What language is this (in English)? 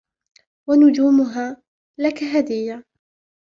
Arabic